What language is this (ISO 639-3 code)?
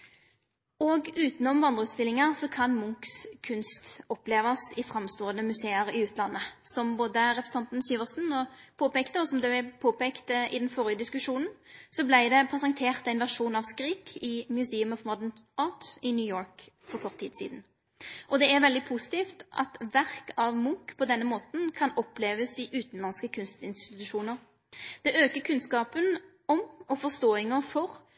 nno